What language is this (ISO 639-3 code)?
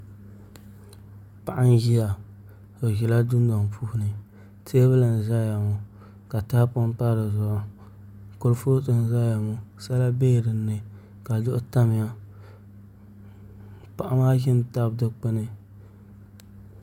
dag